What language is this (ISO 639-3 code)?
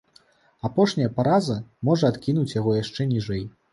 bel